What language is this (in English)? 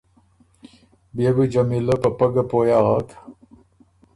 Ormuri